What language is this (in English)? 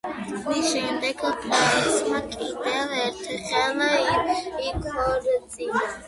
Georgian